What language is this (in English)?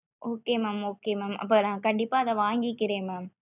Tamil